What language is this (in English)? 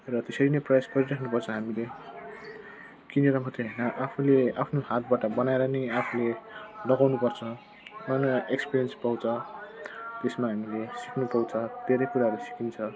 Nepali